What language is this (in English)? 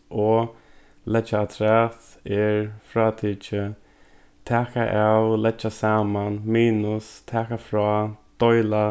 Faroese